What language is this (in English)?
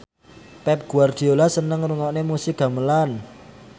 Javanese